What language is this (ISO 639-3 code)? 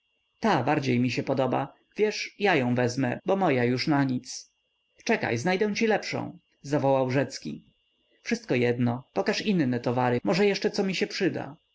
pol